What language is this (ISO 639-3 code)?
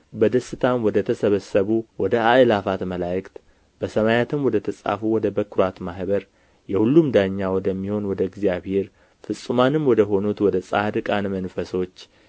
amh